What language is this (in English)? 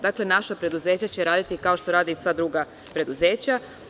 Serbian